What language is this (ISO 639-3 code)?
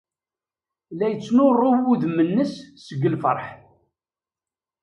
kab